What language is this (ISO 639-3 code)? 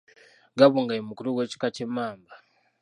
lug